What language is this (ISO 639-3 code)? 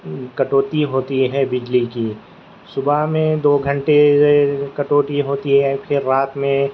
urd